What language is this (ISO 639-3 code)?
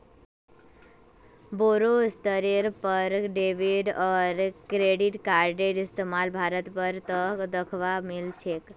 mag